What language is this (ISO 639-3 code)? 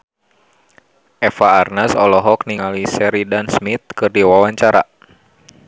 sun